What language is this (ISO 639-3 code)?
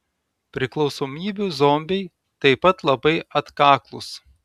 lit